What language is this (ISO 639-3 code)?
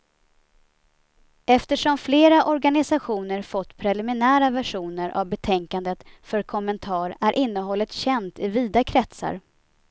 swe